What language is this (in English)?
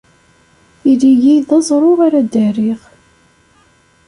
Kabyle